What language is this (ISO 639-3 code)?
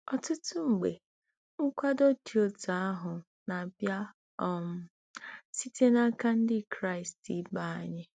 ibo